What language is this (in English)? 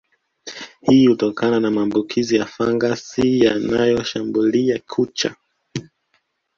Swahili